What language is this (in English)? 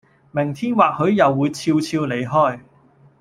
Cantonese